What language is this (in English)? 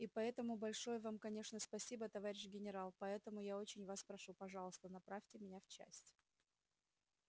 Russian